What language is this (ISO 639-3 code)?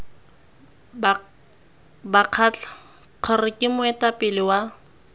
tsn